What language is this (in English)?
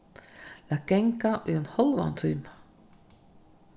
Faroese